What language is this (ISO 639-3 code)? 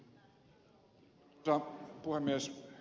fin